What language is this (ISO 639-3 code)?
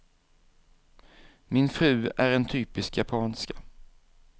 swe